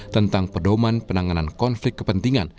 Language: Indonesian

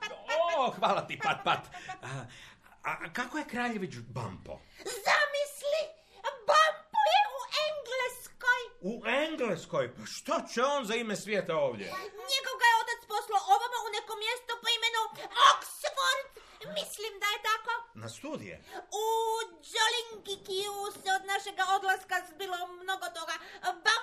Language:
Croatian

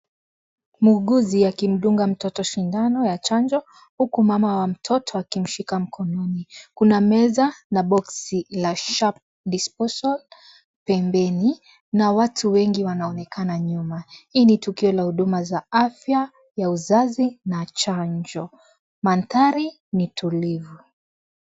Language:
Swahili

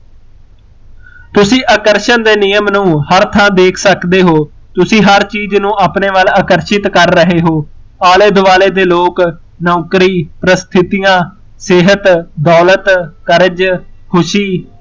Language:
Punjabi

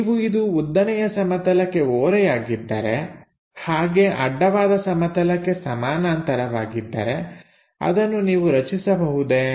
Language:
Kannada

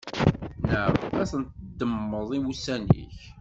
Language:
Kabyle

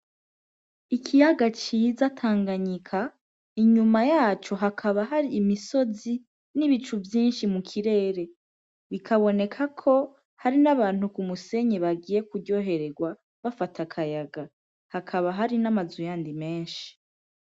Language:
Rundi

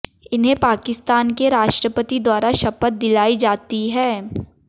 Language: Hindi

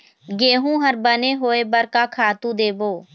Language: Chhattisgarhi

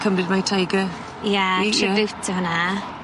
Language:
Welsh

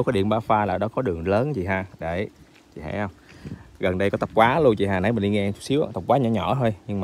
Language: Vietnamese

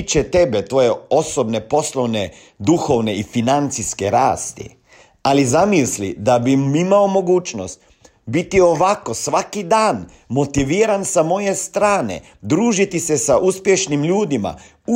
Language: Croatian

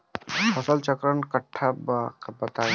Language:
Bhojpuri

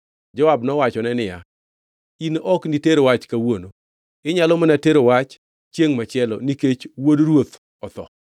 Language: Luo (Kenya and Tanzania)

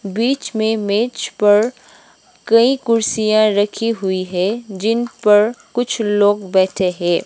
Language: Hindi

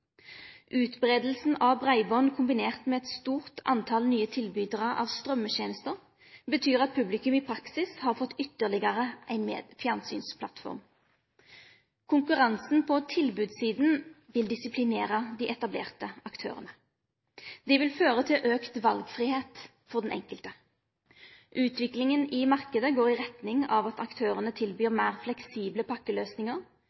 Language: Norwegian Nynorsk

